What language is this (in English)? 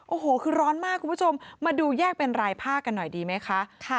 Thai